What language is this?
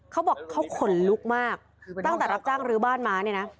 Thai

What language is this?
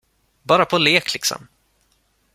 Swedish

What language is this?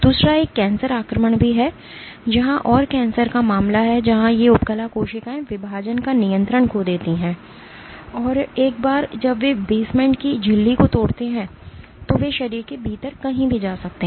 Hindi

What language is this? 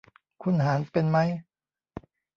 Thai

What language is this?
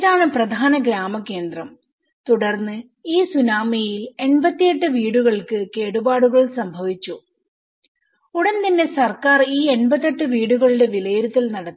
Malayalam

